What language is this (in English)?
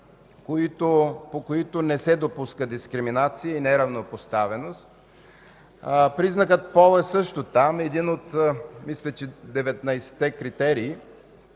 Bulgarian